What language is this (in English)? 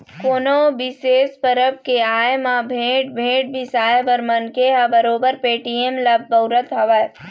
Chhattisgarhi